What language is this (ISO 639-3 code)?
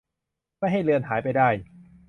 tha